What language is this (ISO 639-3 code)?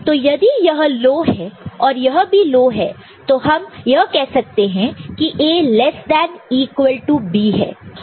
hin